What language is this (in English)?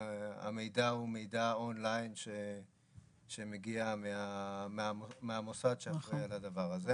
Hebrew